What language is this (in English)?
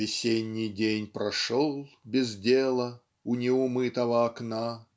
Russian